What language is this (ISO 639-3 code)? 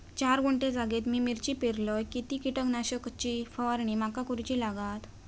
mar